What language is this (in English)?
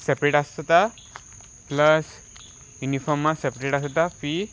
Konkani